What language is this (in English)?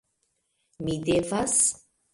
Esperanto